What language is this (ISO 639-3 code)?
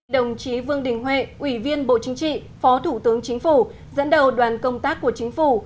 vie